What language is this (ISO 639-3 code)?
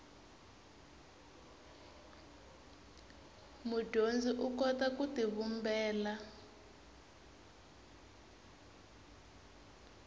tso